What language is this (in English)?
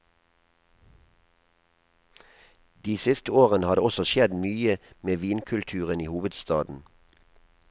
Norwegian